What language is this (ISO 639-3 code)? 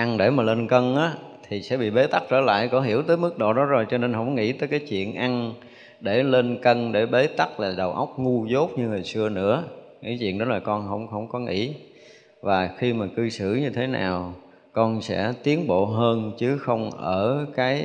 vie